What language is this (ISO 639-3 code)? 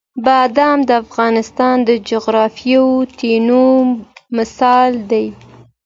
pus